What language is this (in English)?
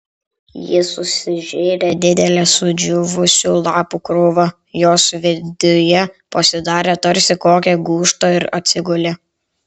Lithuanian